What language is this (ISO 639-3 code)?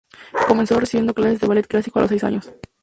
spa